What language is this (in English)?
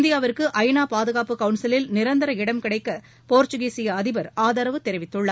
Tamil